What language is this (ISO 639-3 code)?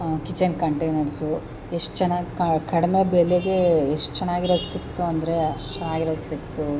kan